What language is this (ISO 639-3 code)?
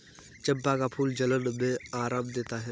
hin